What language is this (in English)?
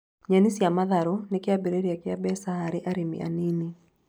Kikuyu